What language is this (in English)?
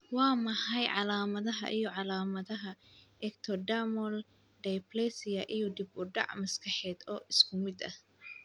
Somali